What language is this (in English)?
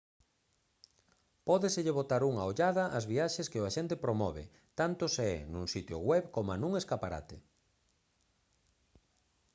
Galician